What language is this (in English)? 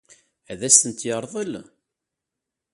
Kabyle